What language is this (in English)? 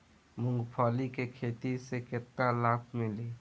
Bhojpuri